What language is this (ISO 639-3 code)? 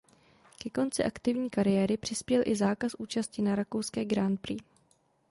ces